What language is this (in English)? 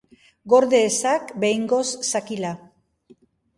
Basque